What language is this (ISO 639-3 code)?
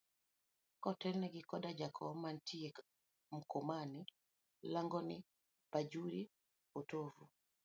luo